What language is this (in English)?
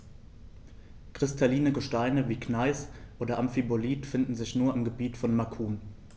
German